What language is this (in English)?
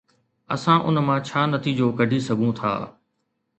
Sindhi